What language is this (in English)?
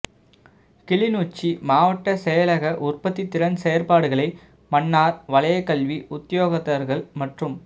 Tamil